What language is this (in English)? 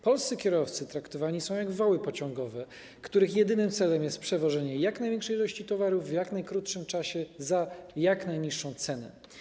Polish